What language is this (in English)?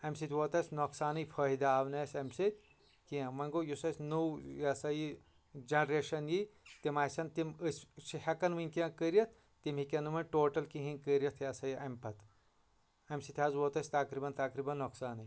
Kashmiri